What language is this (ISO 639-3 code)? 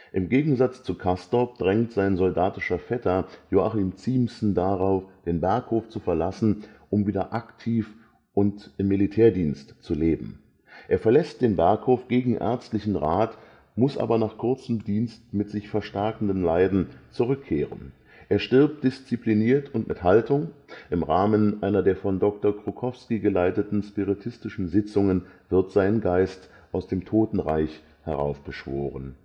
deu